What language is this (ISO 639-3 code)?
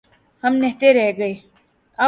urd